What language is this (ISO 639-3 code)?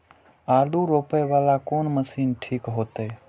mai